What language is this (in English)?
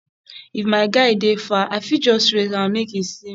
Nigerian Pidgin